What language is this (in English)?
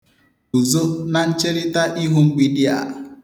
Igbo